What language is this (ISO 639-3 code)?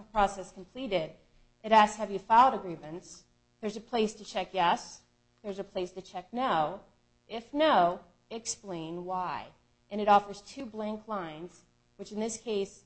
eng